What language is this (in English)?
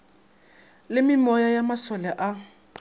Northern Sotho